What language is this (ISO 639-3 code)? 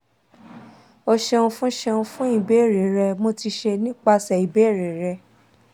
yor